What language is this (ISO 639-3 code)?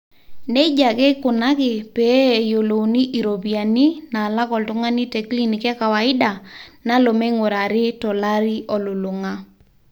mas